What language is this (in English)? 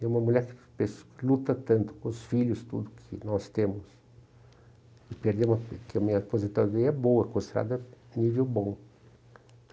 Portuguese